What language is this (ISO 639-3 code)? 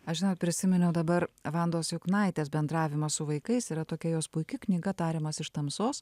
lit